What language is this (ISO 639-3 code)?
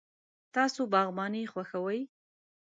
pus